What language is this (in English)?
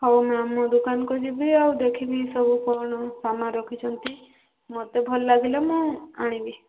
Odia